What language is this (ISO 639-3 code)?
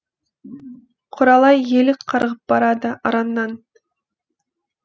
kaz